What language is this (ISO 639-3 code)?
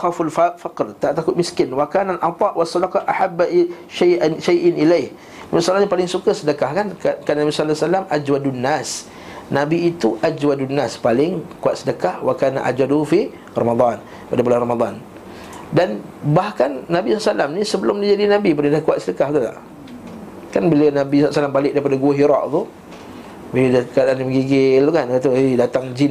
msa